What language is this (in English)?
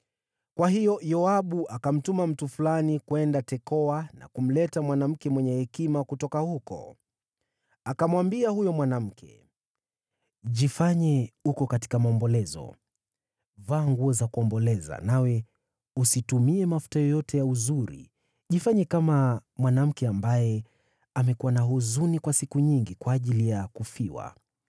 Swahili